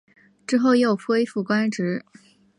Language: Chinese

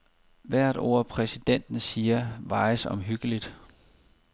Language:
Danish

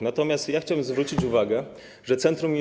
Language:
Polish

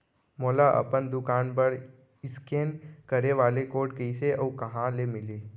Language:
Chhattisgarhi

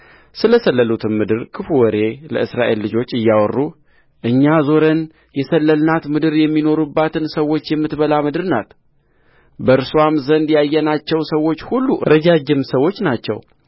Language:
Amharic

